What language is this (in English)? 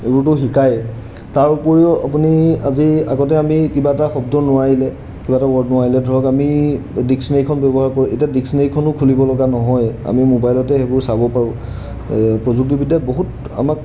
Assamese